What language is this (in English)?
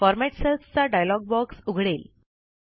Marathi